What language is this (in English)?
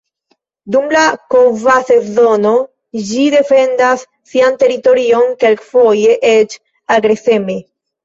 Esperanto